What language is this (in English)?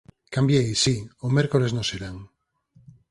Galician